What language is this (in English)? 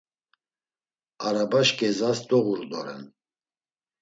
Laz